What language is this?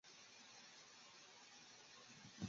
Chinese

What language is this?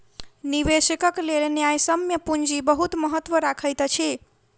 Maithili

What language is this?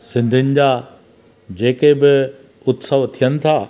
Sindhi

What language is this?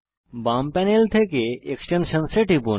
Bangla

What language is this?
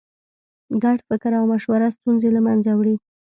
Pashto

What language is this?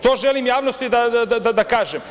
Serbian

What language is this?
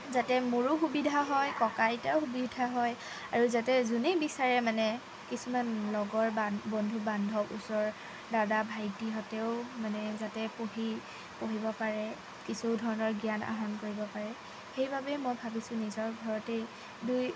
Assamese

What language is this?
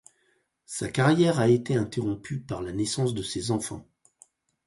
French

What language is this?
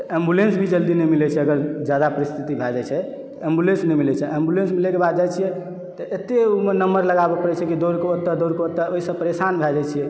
Maithili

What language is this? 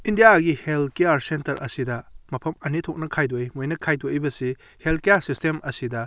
Manipuri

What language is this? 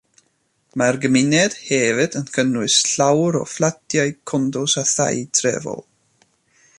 Welsh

